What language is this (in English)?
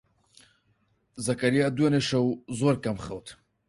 Central Kurdish